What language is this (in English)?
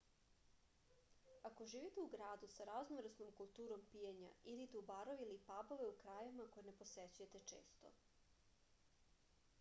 Serbian